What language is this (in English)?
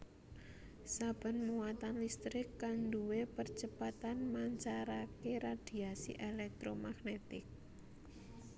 Javanese